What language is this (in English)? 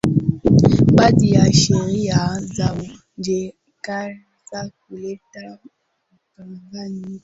Swahili